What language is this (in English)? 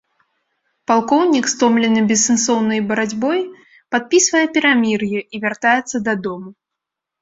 Belarusian